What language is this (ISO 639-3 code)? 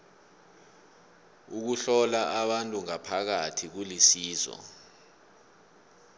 nbl